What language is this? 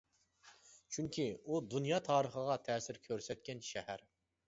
Uyghur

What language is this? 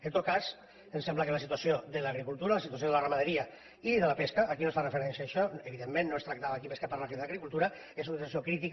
Catalan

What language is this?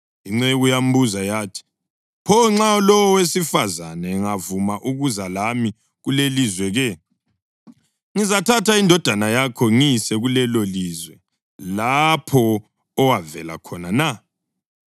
North Ndebele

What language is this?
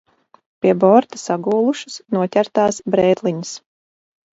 Latvian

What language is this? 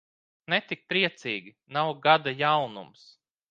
Latvian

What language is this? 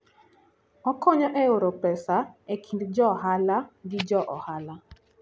Luo (Kenya and Tanzania)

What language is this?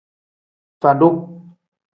Tem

